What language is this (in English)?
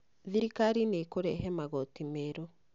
Kikuyu